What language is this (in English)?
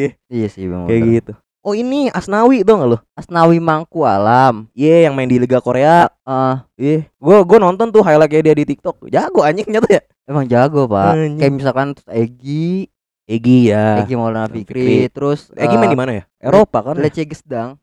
Indonesian